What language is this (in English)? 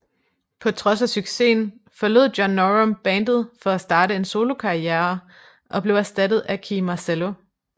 Danish